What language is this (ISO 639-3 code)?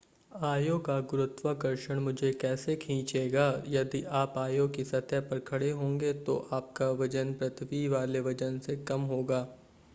hin